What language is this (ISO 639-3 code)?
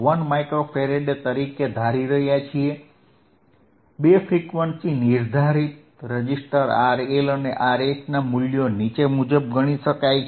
guj